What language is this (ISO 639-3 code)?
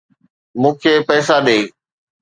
snd